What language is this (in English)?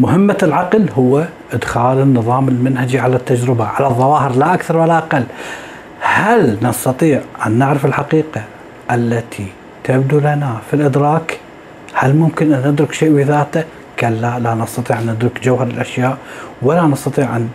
Arabic